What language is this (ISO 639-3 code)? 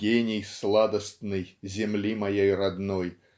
rus